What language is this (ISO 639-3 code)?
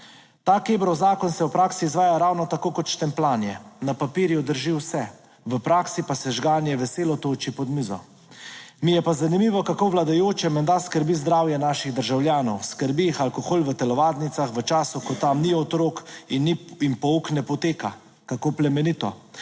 slv